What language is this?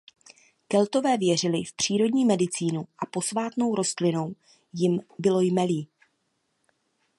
Czech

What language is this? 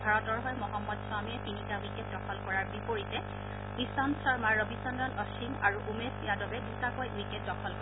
Assamese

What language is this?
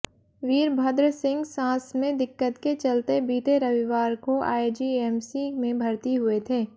Hindi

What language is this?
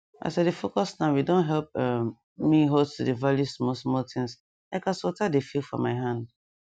Nigerian Pidgin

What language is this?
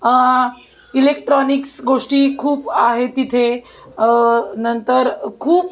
Marathi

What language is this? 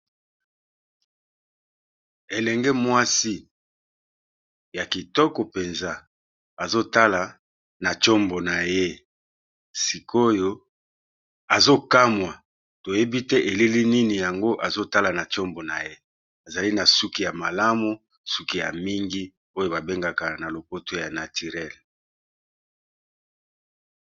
Lingala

